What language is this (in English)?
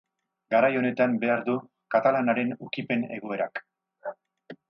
Basque